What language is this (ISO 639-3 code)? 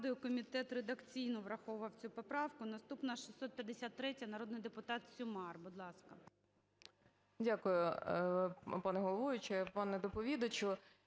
ukr